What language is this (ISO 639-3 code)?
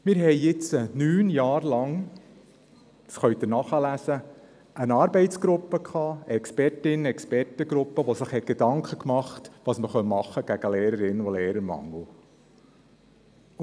gsw